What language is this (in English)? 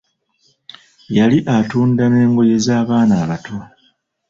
Ganda